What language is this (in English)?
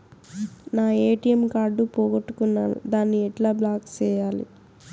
Telugu